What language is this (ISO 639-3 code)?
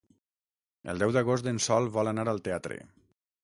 cat